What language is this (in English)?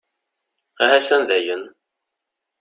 Kabyle